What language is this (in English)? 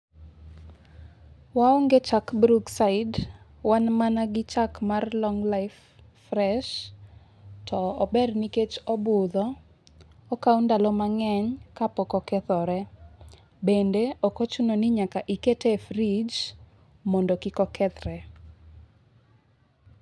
Luo (Kenya and Tanzania)